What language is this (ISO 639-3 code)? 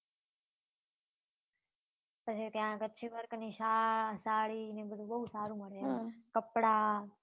guj